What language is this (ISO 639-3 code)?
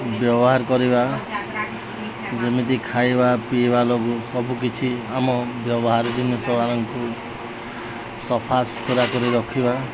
ori